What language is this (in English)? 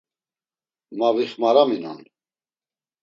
Laz